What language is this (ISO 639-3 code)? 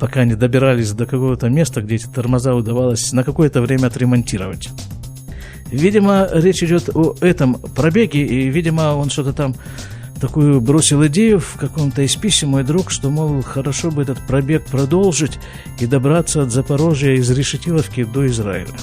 rus